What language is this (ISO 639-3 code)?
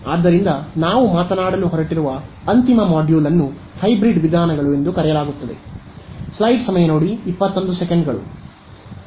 kan